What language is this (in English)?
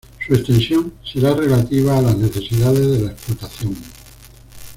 Spanish